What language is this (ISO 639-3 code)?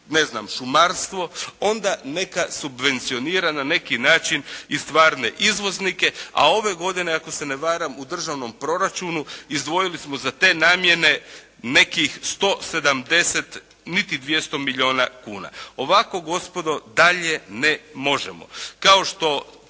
hrv